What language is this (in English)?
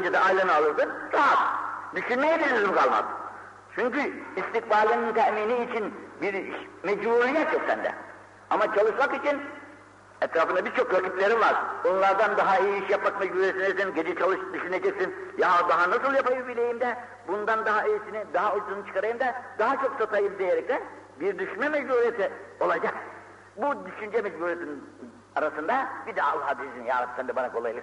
Turkish